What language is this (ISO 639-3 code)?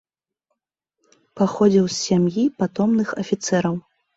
bel